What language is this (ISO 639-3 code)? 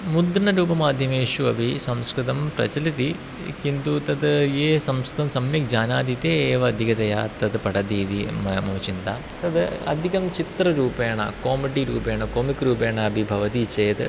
san